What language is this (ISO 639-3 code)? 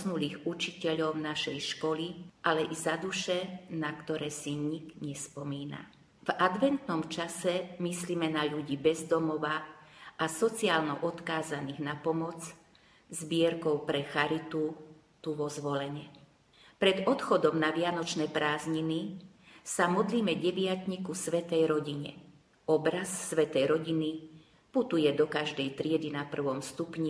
slk